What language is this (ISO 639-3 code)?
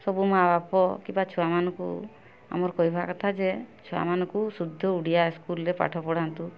ori